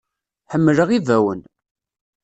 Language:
Kabyle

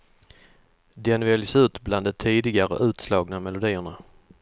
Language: Swedish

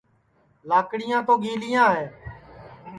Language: Sansi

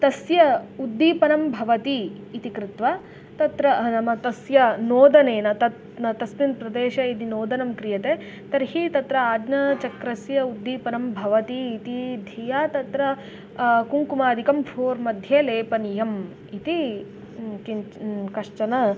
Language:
Sanskrit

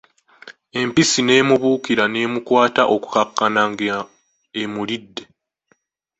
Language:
Ganda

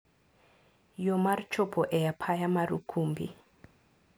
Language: Luo (Kenya and Tanzania)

